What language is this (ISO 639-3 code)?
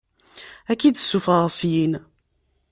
kab